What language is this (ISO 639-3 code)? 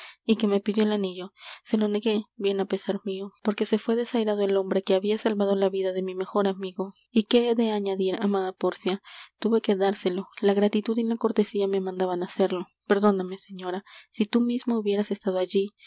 spa